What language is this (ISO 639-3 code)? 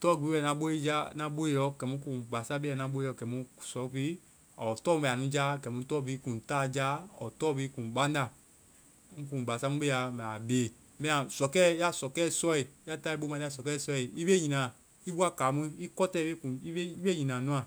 vai